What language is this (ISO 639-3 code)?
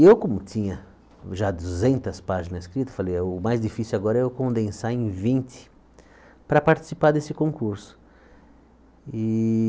por